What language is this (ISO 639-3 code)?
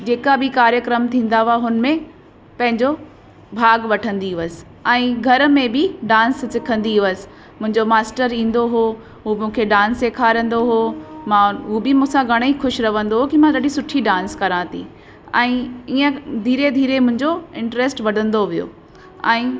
snd